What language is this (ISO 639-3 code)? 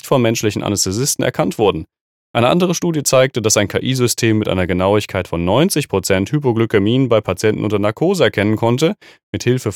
deu